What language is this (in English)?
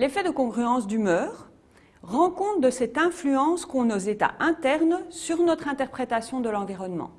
French